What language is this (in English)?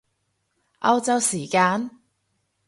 Cantonese